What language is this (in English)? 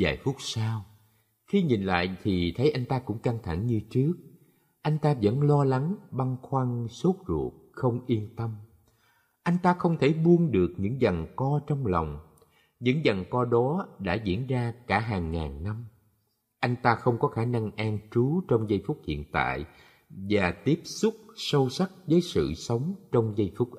Vietnamese